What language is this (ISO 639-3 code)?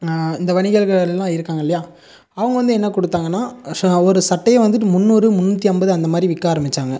tam